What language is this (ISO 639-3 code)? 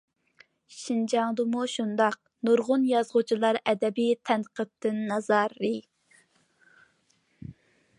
uig